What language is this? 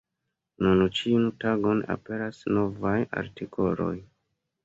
Esperanto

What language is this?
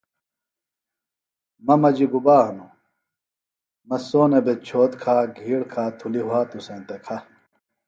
Phalura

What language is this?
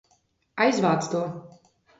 Latvian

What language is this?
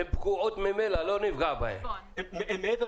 Hebrew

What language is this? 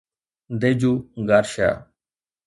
Sindhi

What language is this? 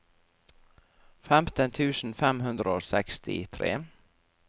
Norwegian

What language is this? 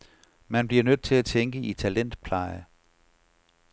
Danish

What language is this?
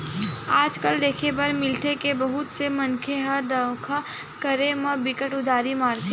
Chhattisgarhi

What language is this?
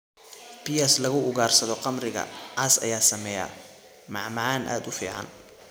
Somali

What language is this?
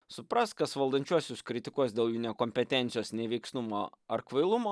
Lithuanian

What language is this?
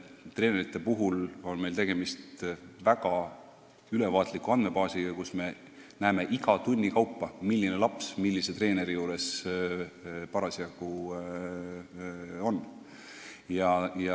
Estonian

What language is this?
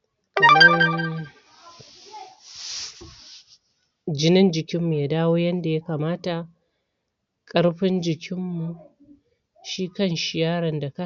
Hausa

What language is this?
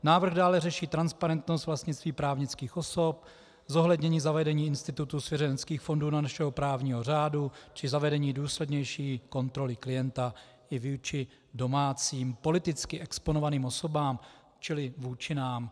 Czech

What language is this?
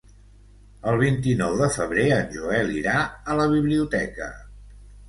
Catalan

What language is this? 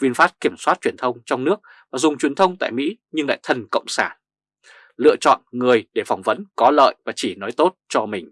Vietnamese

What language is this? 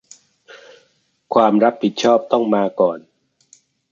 Thai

